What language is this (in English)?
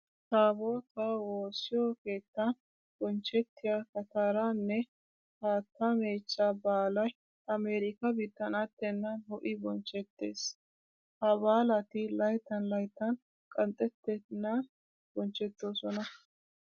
Wolaytta